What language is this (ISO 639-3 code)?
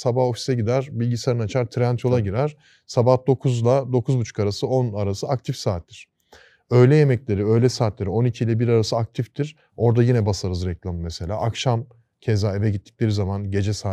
tur